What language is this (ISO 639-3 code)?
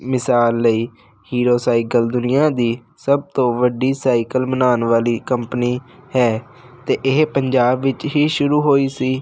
pan